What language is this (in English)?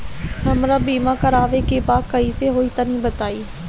Bhojpuri